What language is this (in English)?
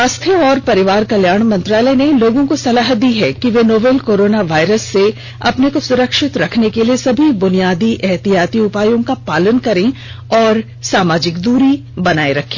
Hindi